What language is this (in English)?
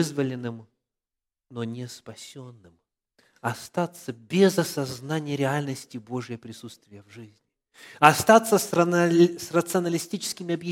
Russian